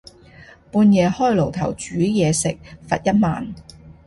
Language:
Cantonese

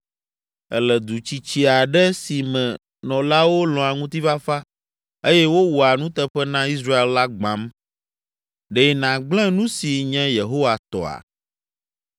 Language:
Ewe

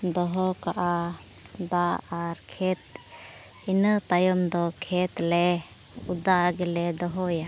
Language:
Santali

